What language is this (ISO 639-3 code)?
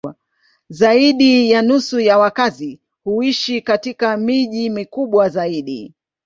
swa